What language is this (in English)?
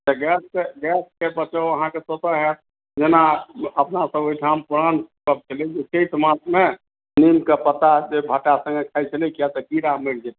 Maithili